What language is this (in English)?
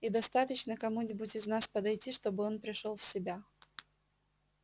Russian